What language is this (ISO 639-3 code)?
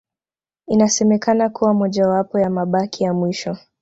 swa